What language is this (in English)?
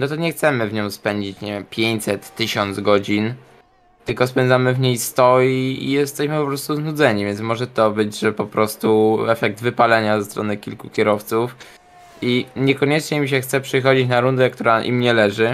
Polish